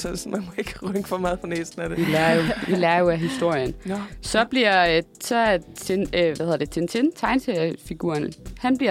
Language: Danish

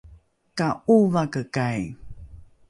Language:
Rukai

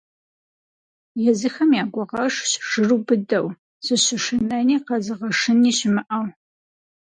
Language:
Kabardian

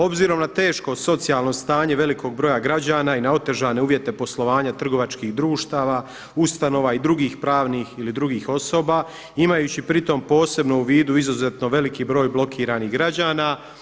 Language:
Croatian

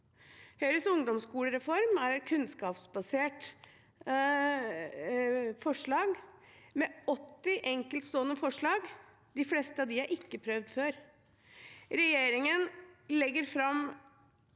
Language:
Norwegian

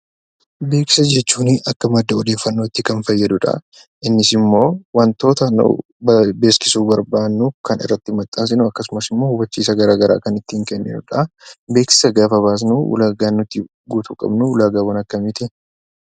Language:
Oromo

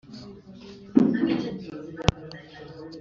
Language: Kinyarwanda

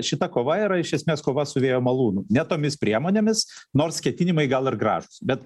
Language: Lithuanian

